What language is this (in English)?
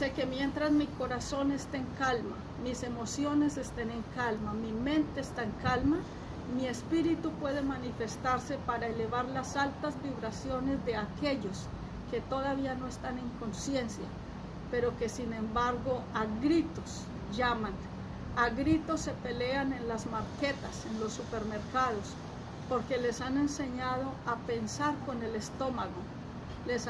Portuguese